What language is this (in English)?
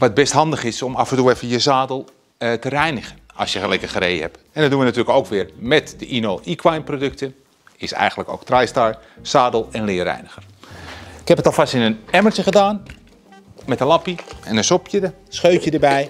Dutch